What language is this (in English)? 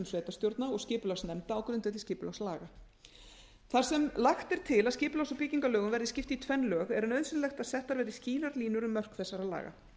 Icelandic